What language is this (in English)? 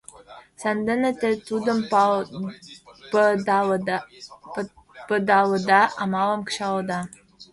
Mari